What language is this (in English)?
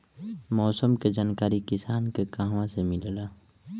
Bhojpuri